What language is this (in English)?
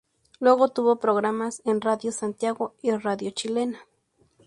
Spanish